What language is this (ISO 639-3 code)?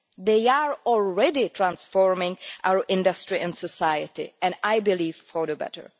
eng